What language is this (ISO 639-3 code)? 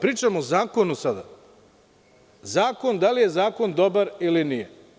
srp